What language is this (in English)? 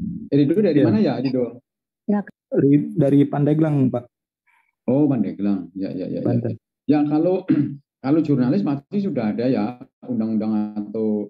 Indonesian